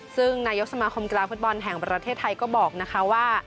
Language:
Thai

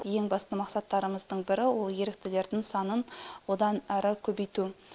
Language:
Kazakh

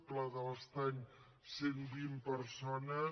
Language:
Catalan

